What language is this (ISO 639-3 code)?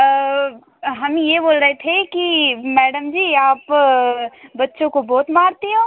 hin